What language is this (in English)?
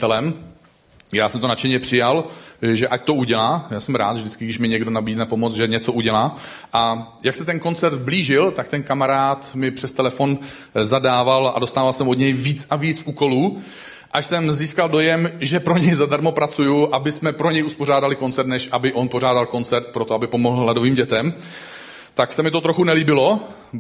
Czech